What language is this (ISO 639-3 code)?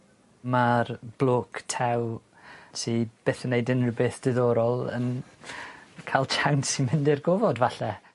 cym